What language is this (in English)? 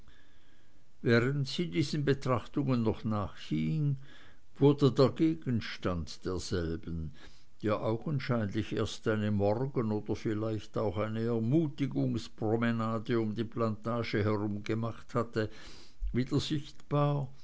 German